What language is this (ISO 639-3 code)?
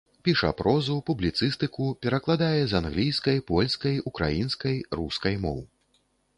bel